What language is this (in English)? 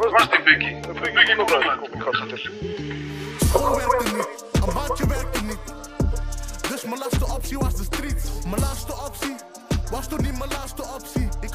Dutch